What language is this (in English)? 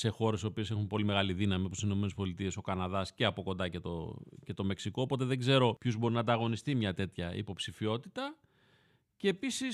Greek